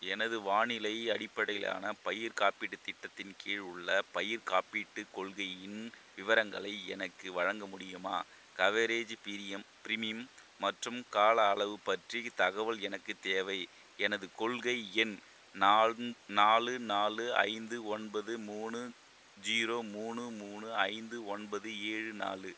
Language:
Tamil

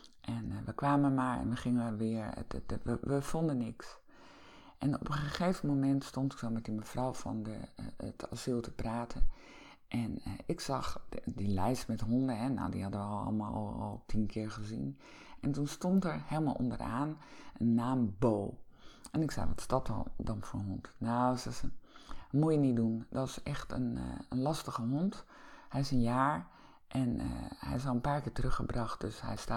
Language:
Dutch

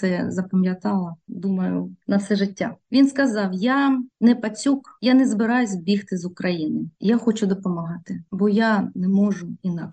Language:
Ukrainian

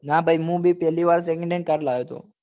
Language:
Gujarati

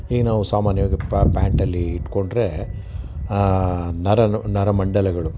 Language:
Kannada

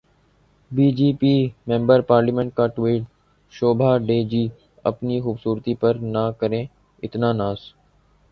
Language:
Urdu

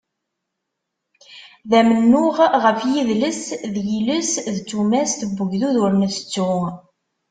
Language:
Kabyle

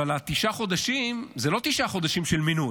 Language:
Hebrew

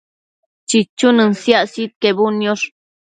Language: Matsés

